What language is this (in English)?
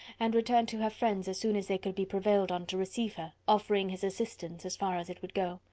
English